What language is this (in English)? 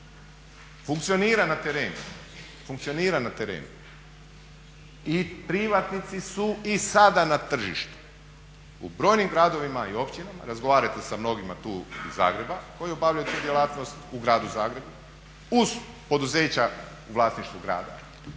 Croatian